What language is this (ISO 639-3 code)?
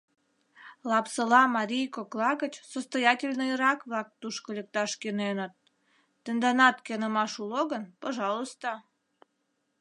chm